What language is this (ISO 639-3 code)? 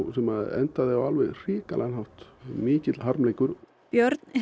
isl